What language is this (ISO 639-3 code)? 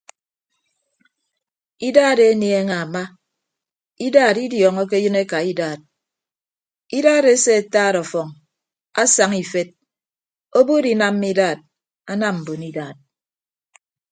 ibb